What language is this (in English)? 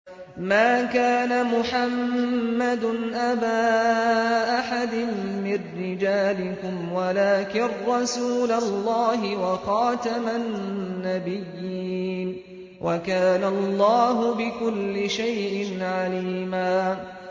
Arabic